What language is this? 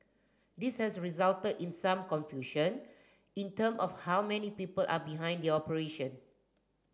English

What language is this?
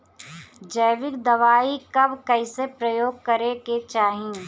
Bhojpuri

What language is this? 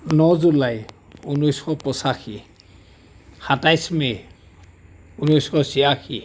Assamese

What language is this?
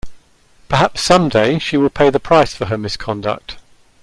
English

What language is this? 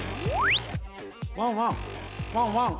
Japanese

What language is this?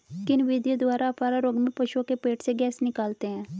Hindi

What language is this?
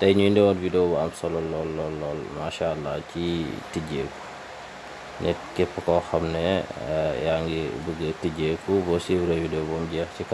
Indonesian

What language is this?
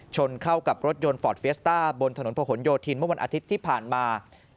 Thai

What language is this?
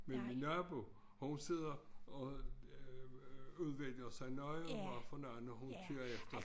Danish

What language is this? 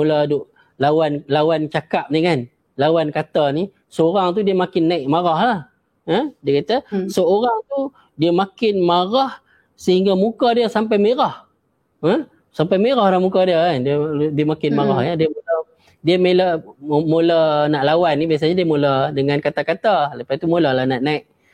Malay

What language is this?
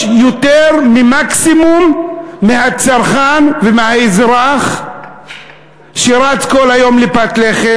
Hebrew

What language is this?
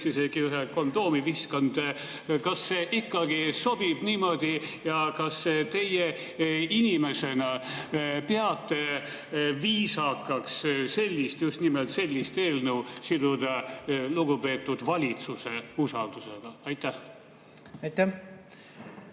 Estonian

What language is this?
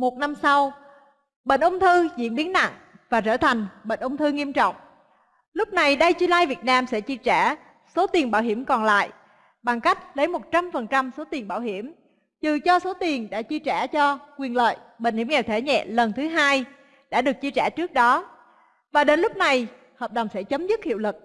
Vietnamese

